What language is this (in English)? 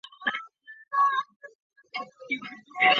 Chinese